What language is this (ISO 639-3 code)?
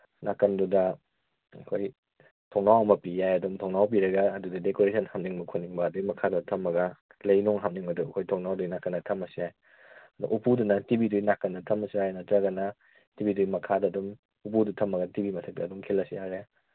mni